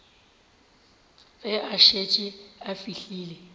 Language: Northern Sotho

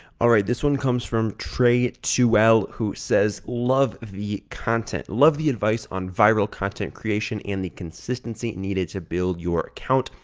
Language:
English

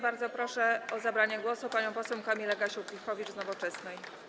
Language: Polish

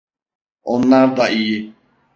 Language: Turkish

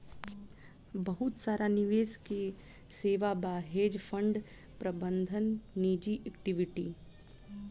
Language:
Bhojpuri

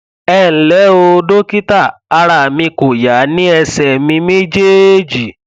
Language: Yoruba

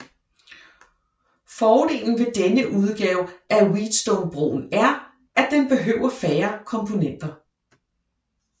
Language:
Danish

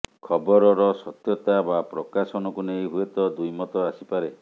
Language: Odia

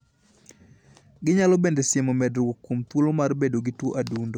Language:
Luo (Kenya and Tanzania)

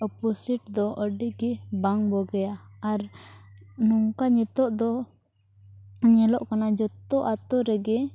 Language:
Santali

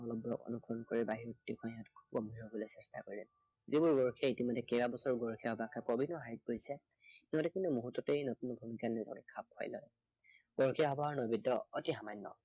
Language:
Assamese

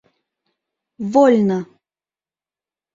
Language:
Mari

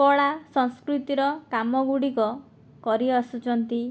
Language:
Odia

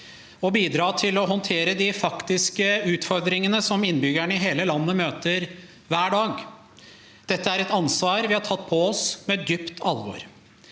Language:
Norwegian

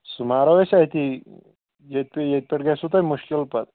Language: Kashmiri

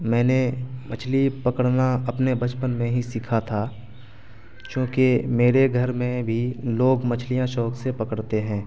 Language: Urdu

